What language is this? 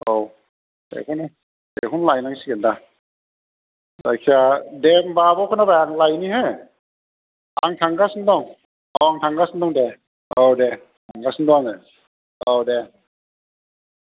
Bodo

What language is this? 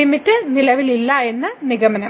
Malayalam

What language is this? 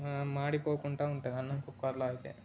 Telugu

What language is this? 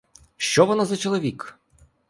Ukrainian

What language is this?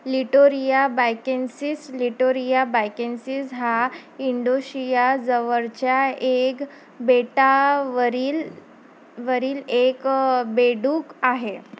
Marathi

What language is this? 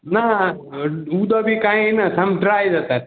Konkani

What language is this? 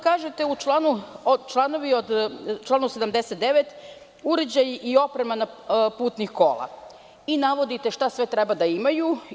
Serbian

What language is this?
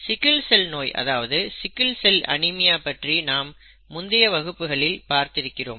Tamil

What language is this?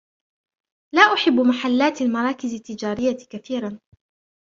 Arabic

